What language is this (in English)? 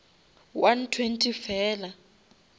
Northern Sotho